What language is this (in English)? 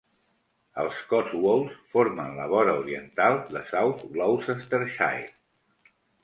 Catalan